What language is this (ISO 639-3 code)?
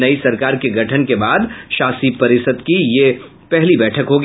hin